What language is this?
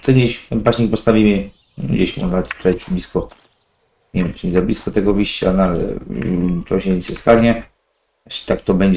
Polish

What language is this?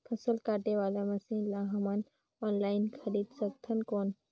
Chhattisgarhi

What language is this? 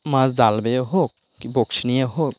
Bangla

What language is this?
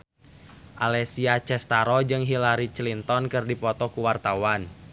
Sundanese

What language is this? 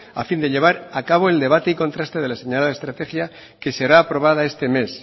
Spanish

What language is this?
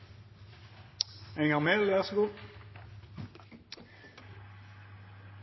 Norwegian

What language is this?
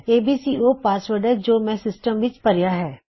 Punjabi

